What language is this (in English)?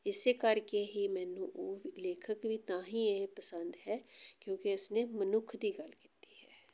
Punjabi